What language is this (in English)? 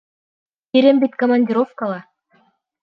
Bashkir